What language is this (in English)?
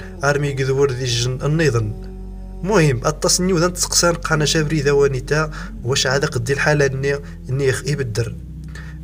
Arabic